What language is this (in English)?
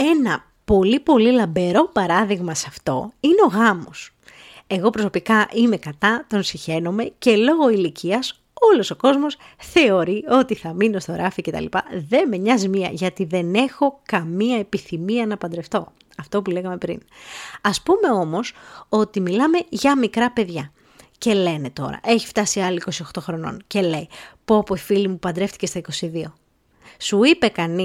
Greek